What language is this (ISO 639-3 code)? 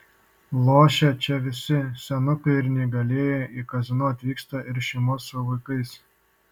lit